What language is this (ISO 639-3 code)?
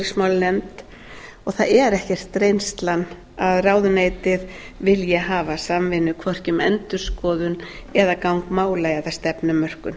isl